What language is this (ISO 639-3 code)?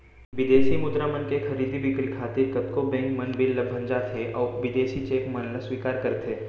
hne